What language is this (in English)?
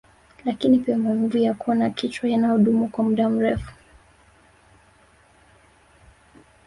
Swahili